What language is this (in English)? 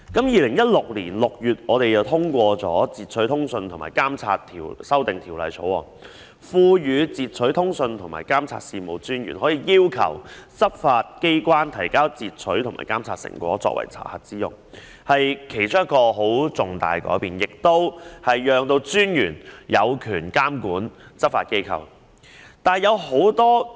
Cantonese